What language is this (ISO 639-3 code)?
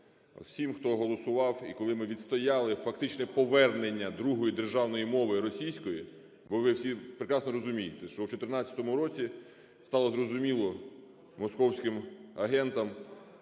ukr